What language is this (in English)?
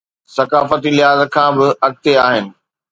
Sindhi